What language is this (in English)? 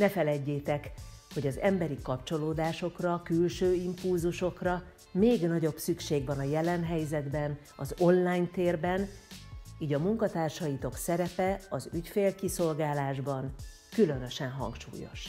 Hungarian